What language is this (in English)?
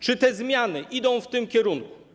Polish